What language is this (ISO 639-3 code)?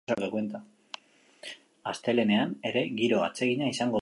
eus